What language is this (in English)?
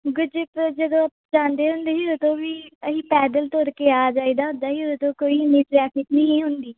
Punjabi